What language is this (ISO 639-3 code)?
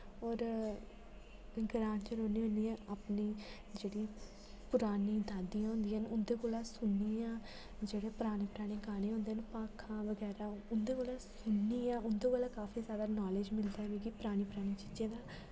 doi